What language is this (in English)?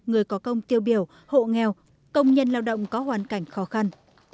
Vietnamese